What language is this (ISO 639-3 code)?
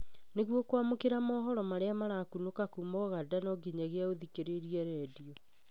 kik